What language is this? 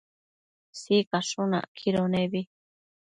Matsés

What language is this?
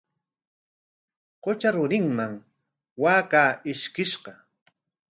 Corongo Ancash Quechua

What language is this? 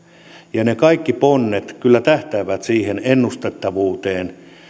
Finnish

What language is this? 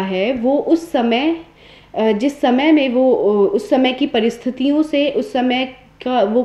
Hindi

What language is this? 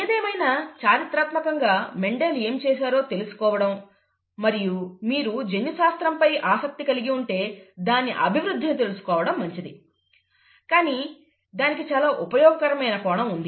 Telugu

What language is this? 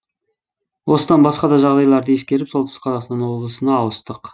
Kazakh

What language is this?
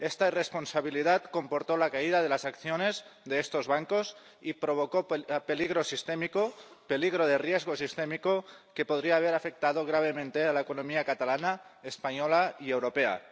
Spanish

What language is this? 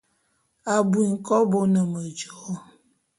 Bulu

